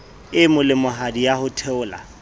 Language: Southern Sotho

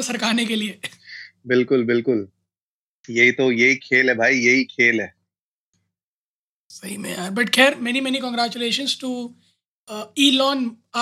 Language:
Hindi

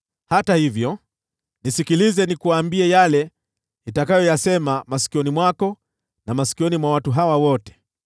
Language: Swahili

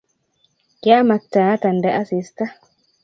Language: Kalenjin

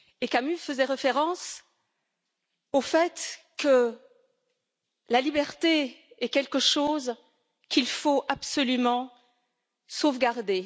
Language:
French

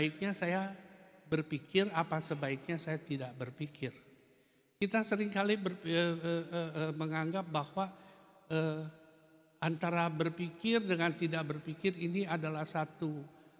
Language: Indonesian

